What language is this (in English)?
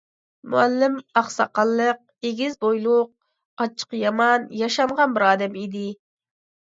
Uyghur